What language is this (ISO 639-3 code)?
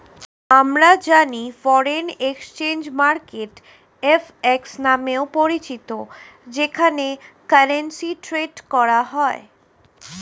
ben